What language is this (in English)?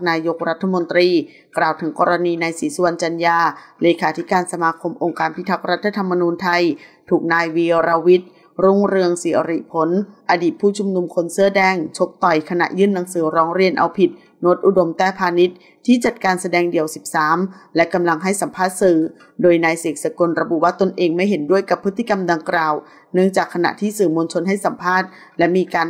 Thai